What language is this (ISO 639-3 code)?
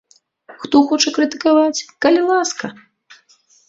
bel